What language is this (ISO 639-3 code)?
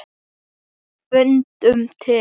isl